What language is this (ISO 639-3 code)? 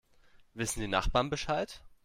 deu